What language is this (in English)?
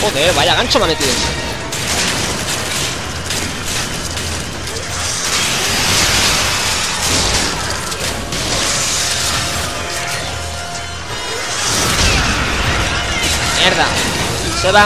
Spanish